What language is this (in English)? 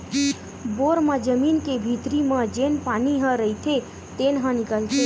Chhattisgarhi